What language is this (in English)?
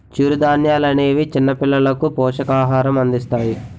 Telugu